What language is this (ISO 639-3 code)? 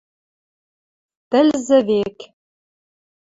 mrj